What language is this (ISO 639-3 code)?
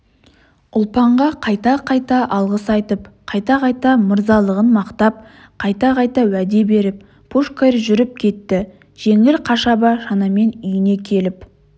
kaz